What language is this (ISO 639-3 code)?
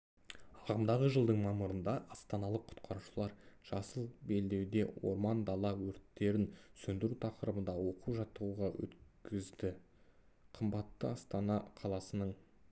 kaz